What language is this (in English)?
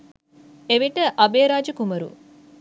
Sinhala